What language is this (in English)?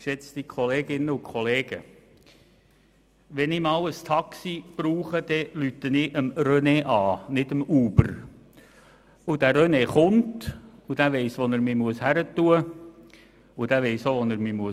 Swiss German